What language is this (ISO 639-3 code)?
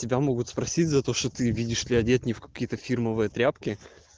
rus